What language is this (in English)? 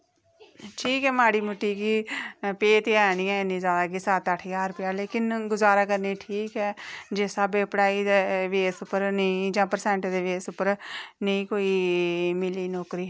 Dogri